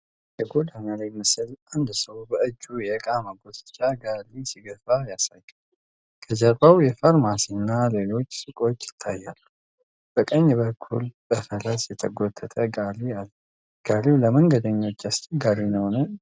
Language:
Amharic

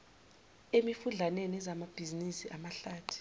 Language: Zulu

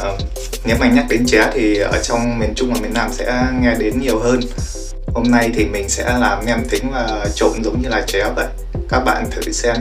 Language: Vietnamese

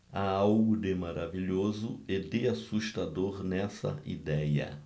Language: Portuguese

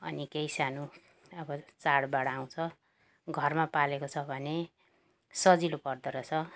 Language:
Nepali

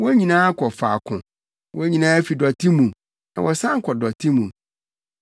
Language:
Akan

